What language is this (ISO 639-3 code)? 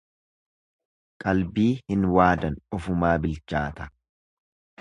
orm